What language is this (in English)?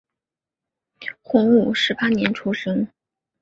Chinese